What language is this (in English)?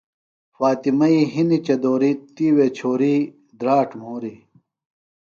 Phalura